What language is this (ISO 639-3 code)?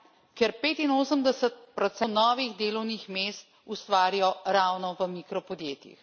slv